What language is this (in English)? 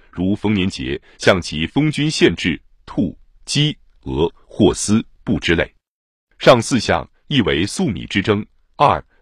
Chinese